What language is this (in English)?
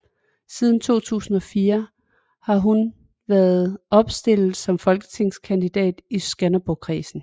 Danish